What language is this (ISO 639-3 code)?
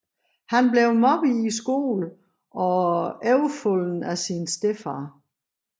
dan